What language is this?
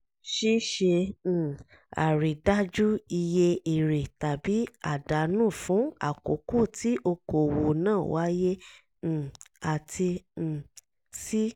Yoruba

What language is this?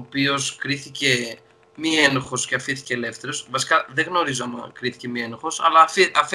Greek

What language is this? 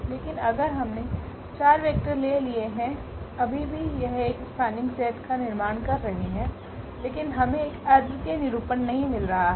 Hindi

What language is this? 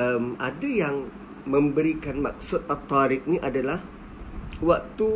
Malay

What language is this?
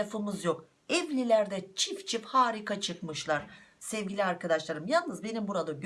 Turkish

